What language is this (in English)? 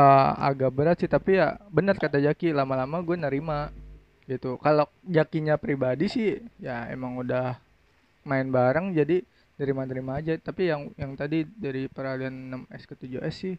Indonesian